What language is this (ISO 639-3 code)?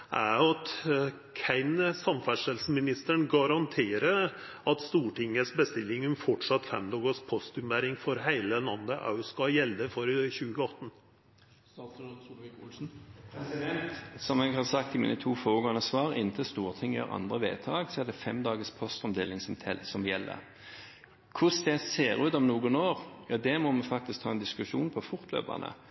nor